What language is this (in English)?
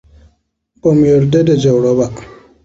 Hausa